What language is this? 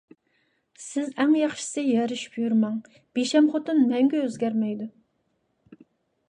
Uyghur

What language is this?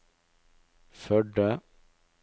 Norwegian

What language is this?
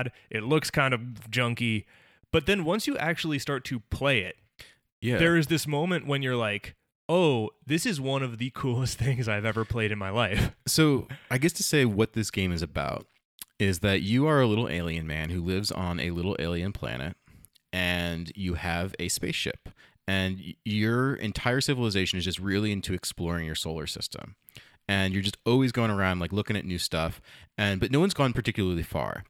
English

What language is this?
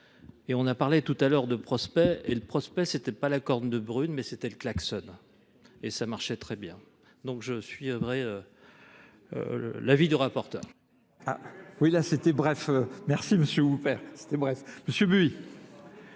French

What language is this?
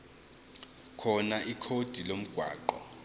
Zulu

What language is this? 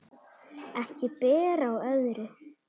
Icelandic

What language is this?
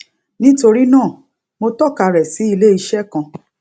Yoruba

